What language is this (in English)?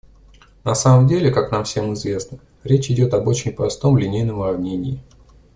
Russian